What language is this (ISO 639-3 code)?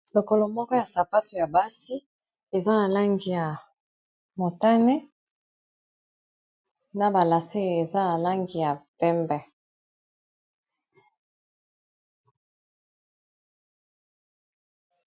lin